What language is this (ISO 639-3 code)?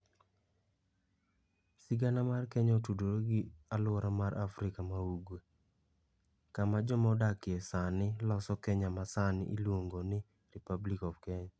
luo